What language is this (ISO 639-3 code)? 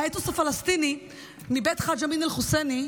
heb